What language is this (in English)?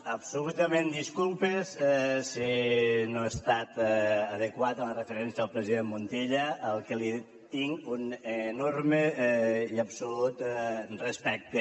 Catalan